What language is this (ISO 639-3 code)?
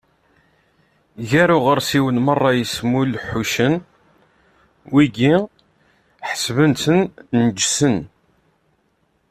kab